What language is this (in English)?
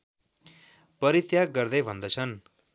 Nepali